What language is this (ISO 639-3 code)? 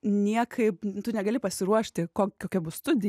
lit